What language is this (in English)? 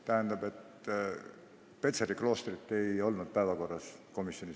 Estonian